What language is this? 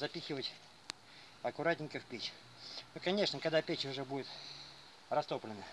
Russian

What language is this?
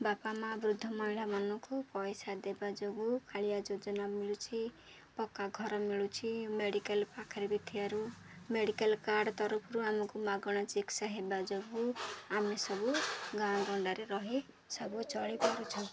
Odia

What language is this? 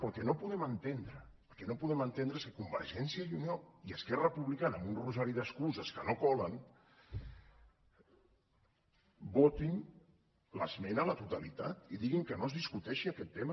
Catalan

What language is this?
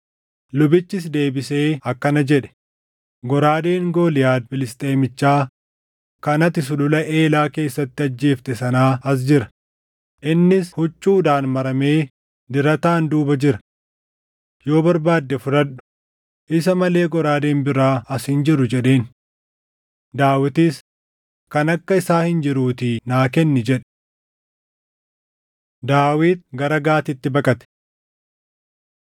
Oromo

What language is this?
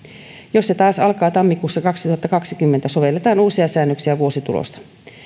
Finnish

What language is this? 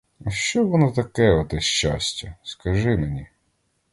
Ukrainian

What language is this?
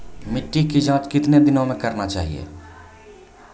Maithili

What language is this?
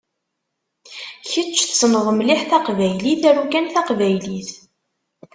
Kabyle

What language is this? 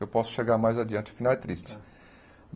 Portuguese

